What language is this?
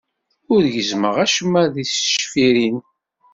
Kabyle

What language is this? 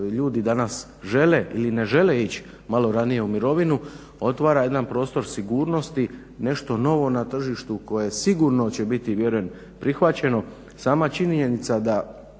Croatian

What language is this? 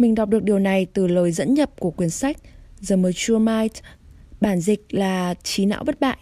Vietnamese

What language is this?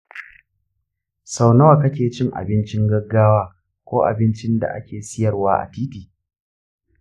Hausa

